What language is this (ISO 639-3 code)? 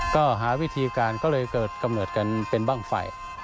tha